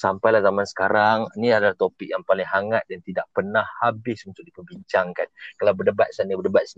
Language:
Malay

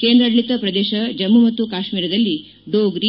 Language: Kannada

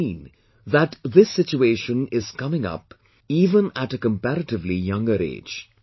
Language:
English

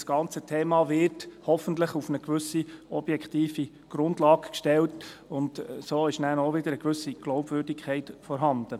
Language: Swiss German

